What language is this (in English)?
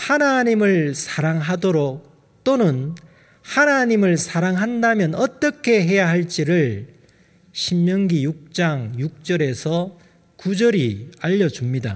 Korean